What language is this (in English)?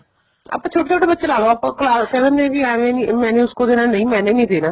Punjabi